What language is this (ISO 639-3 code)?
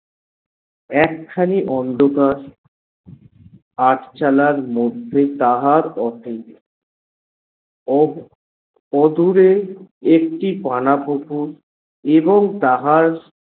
ben